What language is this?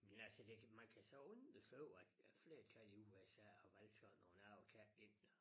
Danish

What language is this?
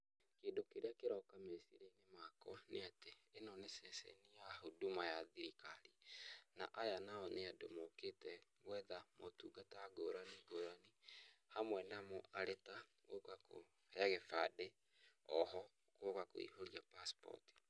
Kikuyu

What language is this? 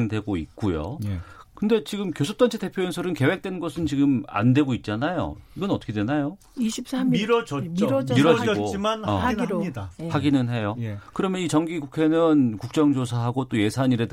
Korean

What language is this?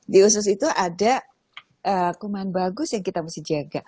Indonesian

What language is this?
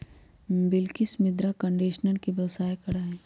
Magahi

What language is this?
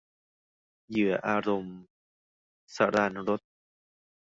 Thai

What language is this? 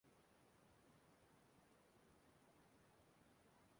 Igbo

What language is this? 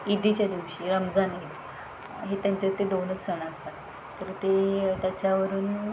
Marathi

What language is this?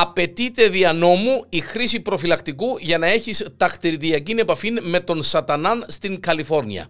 Greek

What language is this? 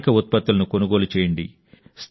Telugu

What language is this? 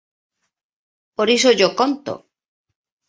Galician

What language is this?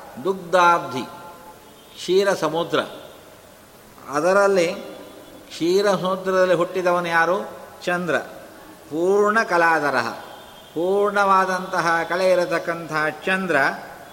Kannada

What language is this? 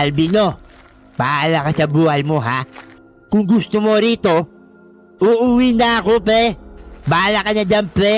Filipino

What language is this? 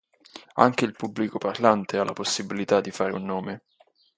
Italian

